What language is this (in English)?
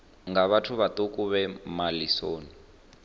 Venda